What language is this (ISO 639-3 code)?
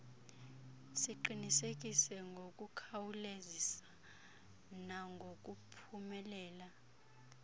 xho